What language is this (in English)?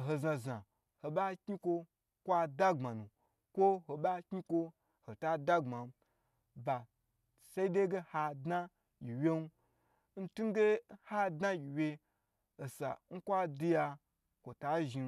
Gbagyi